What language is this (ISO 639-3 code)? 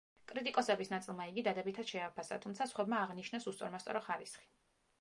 kat